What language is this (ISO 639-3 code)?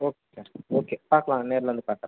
tam